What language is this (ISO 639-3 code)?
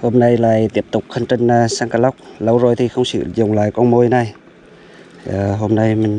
vie